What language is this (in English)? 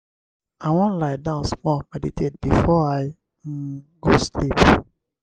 Nigerian Pidgin